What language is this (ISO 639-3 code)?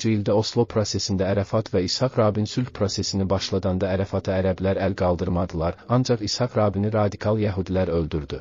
tur